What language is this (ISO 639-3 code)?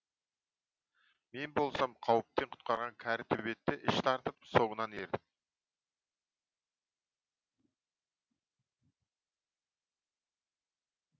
kaz